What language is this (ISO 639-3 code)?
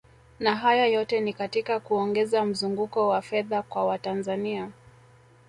swa